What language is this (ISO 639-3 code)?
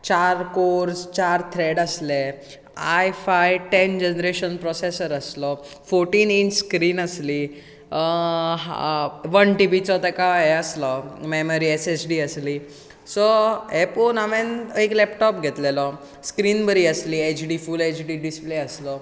kok